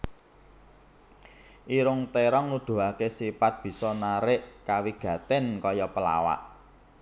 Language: Javanese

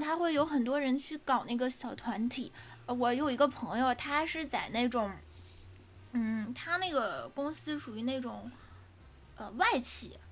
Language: Chinese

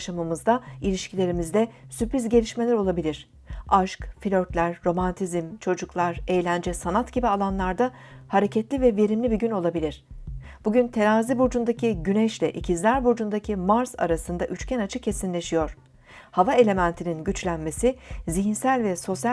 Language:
Turkish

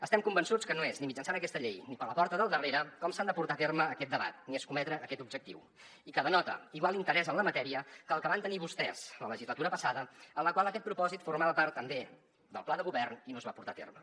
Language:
Catalan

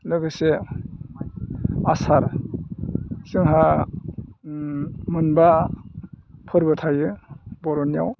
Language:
Bodo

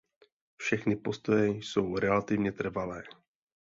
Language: Czech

